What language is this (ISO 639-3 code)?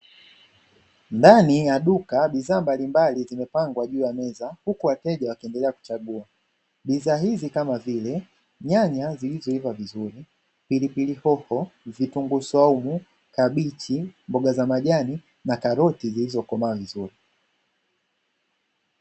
swa